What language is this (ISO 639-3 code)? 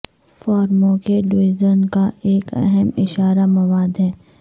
urd